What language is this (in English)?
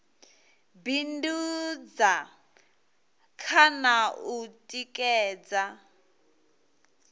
Venda